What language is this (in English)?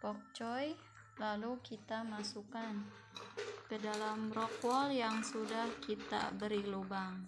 Indonesian